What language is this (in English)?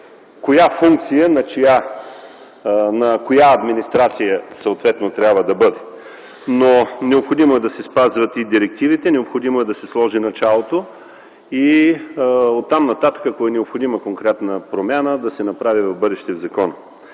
Bulgarian